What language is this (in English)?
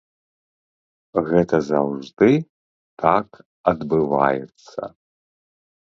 Belarusian